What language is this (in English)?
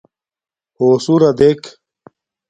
Domaaki